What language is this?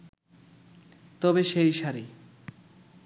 Bangla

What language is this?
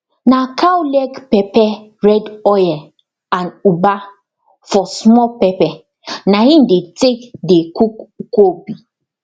Nigerian Pidgin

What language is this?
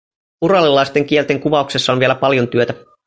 Finnish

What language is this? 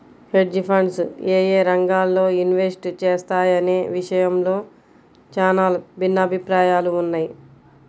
Telugu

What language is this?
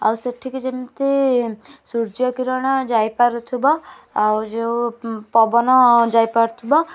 Odia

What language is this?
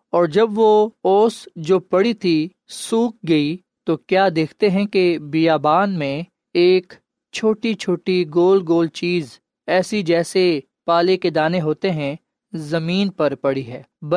Urdu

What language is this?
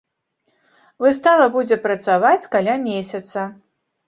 Belarusian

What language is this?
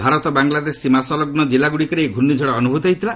Odia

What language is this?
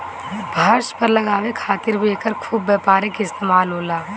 Bhojpuri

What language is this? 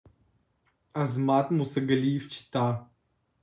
Russian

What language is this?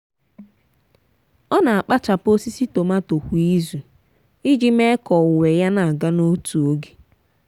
Igbo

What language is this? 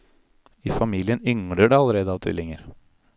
Norwegian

